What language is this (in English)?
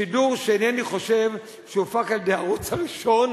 Hebrew